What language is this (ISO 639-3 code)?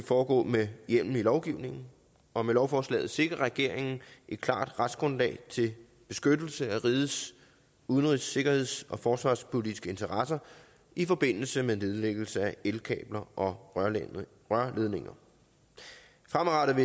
dan